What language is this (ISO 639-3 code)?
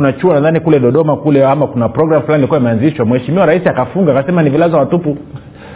swa